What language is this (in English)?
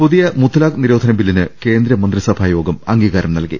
Malayalam